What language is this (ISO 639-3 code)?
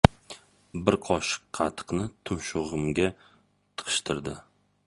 uzb